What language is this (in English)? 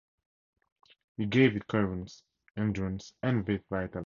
English